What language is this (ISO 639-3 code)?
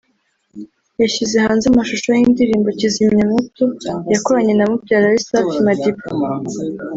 kin